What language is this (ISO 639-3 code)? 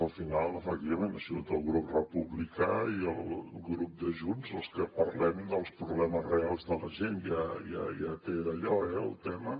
cat